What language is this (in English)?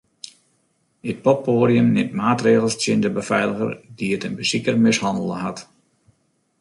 Western Frisian